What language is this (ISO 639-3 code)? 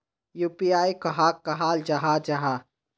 mag